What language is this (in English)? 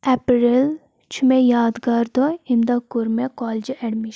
Kashmiri